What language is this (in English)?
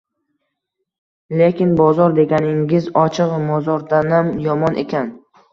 Uzbek